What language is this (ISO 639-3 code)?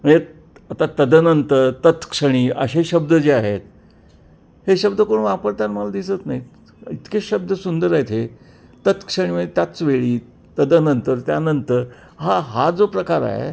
mar